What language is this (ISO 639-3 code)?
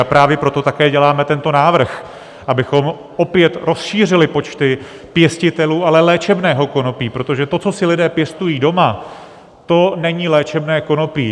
ces